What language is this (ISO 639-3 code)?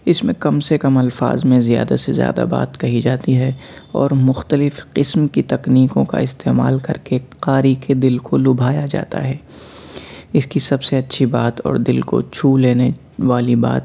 urd